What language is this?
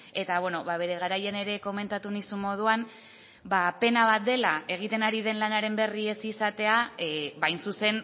Basque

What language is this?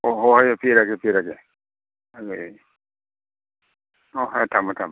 Manipuri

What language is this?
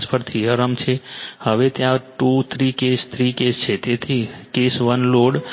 Gujarati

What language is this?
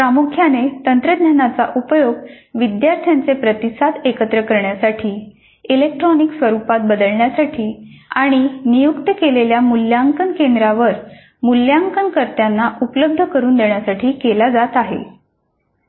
Marathi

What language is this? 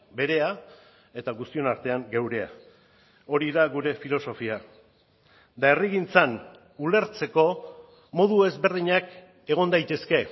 Basque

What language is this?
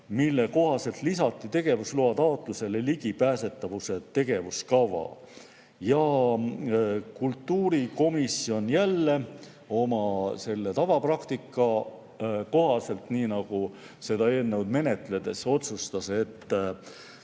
Estonian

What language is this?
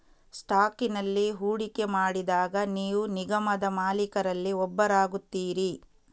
Kannada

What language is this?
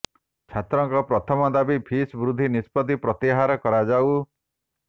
Odia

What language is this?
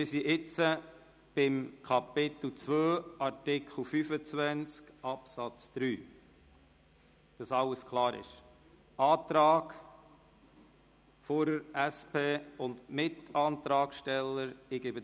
Swiss German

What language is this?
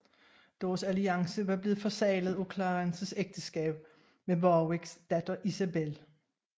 Danish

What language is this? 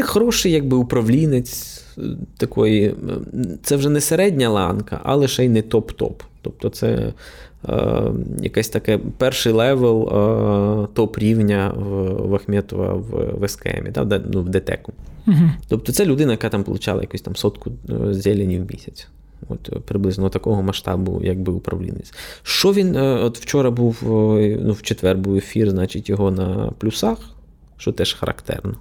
Ukrainian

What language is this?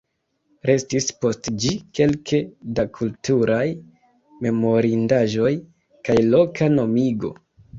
Esperanto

